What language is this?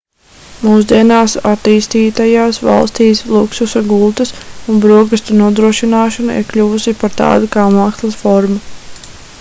Latvian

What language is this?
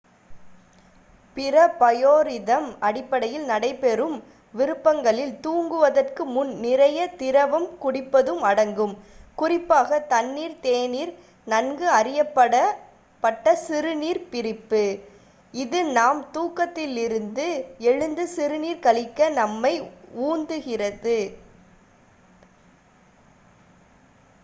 Tamil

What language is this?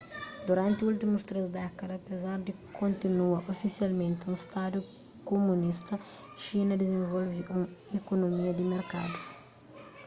Kabuverdianu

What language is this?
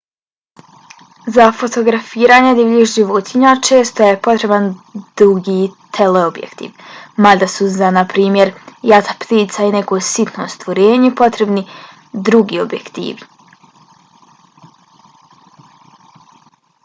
Bosnian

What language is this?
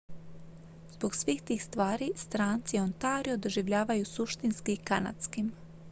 Croatian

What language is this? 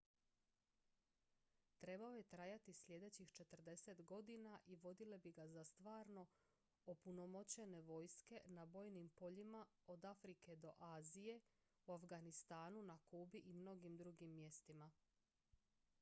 Croatian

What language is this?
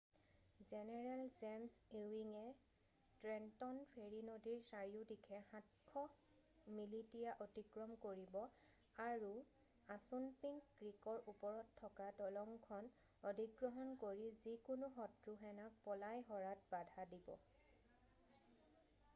Assamese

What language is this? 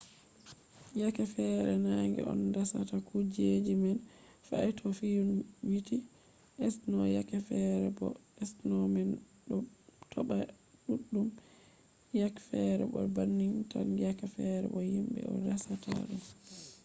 Fula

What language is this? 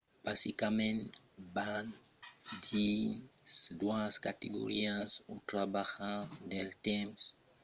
Occitan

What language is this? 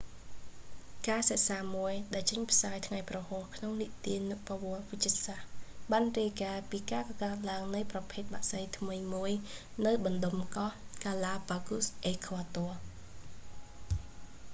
Khmer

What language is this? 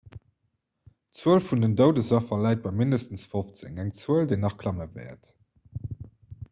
Luxembourgish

